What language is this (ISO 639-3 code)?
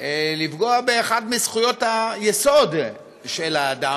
heb